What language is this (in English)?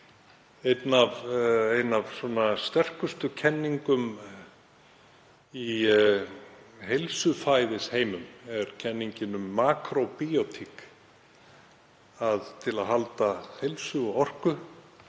Icelandic